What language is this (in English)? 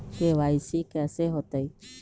Magahi